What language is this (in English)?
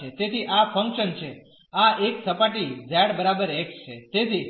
Gujarati